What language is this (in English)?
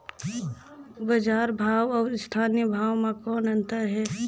Chhattisgarhi